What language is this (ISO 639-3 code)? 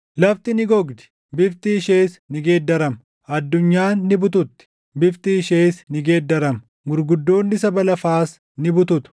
orm